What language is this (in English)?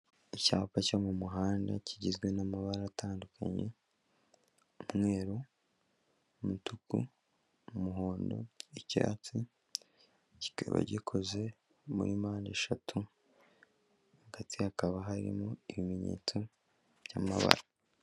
Kinyarwanda